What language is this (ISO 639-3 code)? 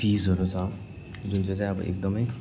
nep